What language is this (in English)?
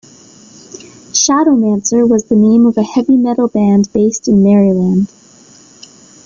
English